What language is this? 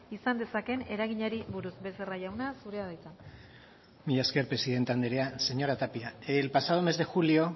Basque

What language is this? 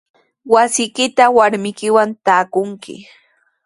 Sihuas Ancash Quechua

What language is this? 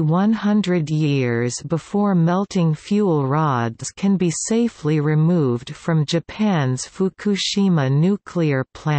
English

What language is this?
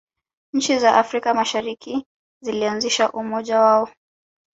Swahili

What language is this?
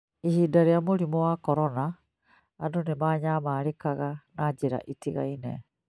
Kikuyu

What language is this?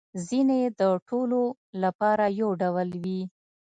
Pashto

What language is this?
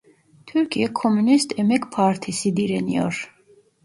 Turkish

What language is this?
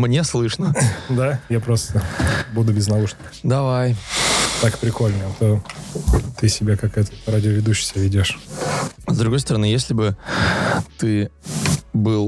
Russian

